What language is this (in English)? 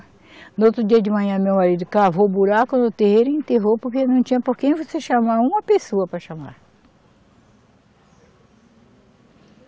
Portuguese